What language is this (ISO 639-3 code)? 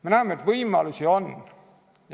est